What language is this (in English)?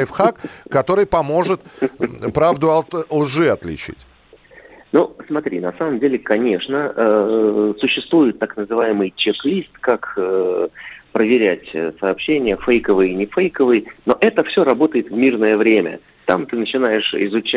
Russian